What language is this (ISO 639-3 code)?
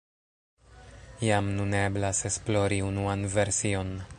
epo